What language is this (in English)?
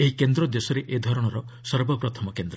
Odia